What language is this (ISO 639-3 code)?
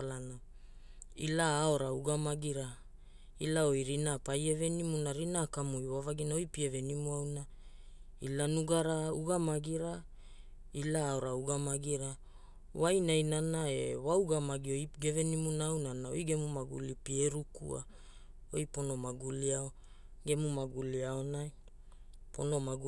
hul